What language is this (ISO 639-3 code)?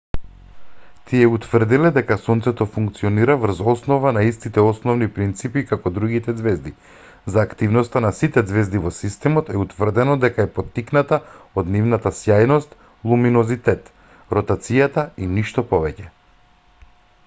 mkd